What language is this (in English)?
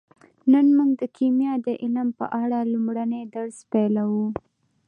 Pashto